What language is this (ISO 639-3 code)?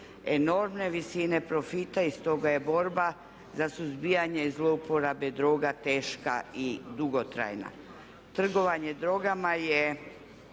hrv